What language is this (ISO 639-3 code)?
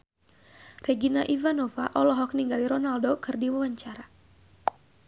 sun